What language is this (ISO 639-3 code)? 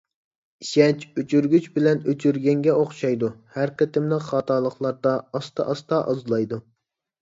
uig